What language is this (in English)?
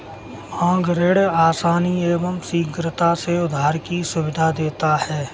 Hindi